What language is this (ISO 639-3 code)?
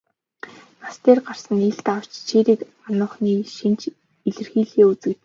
mon